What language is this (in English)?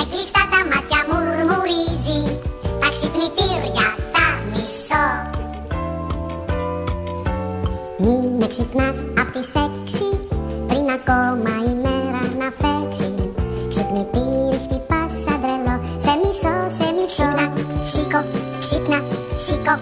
Indonesian